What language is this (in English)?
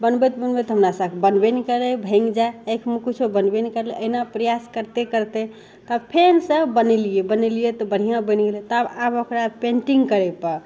Maithili